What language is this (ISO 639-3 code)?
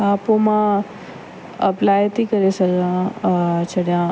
snd